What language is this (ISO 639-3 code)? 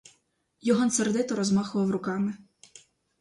ukr